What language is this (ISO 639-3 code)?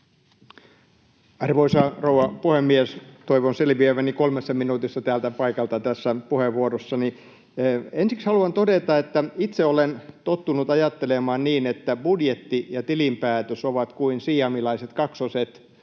fin